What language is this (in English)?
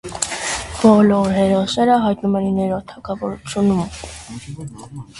Armenian